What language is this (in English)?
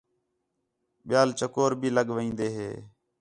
Khetrani